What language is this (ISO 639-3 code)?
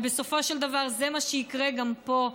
heb